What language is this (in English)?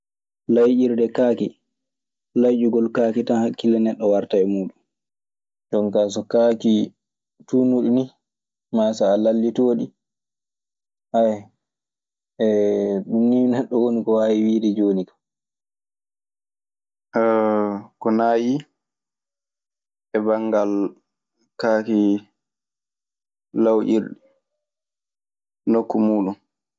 Maasina Fulfulde